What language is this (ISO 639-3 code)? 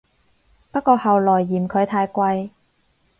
yue